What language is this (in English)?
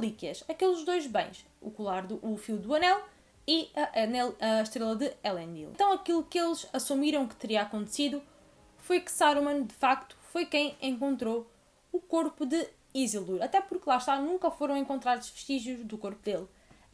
Portuguese